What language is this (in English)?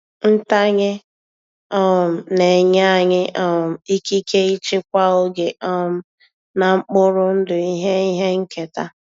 Igbo